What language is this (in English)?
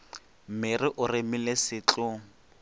Northern Sotho